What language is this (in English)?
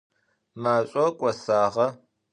Adyghe